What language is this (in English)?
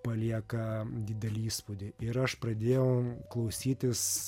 Lithuanian